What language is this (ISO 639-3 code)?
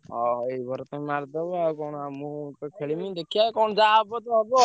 ori